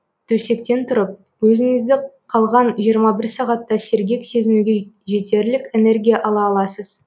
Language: Kazakh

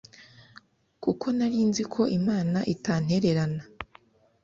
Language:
Kinyarwanda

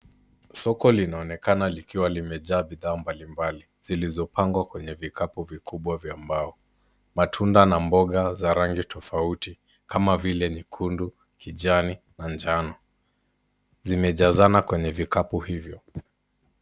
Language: Swahili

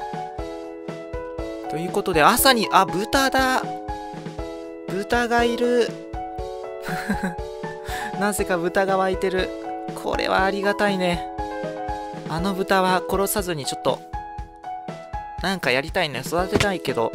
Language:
Japanese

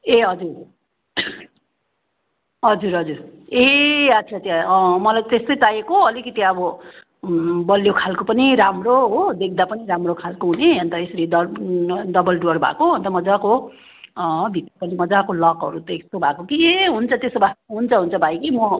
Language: Nepali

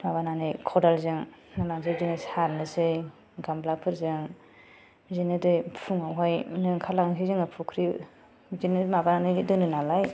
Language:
Bodo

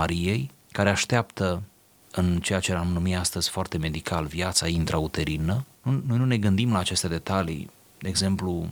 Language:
Romanian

